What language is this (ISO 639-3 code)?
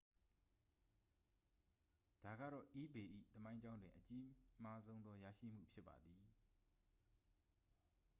mya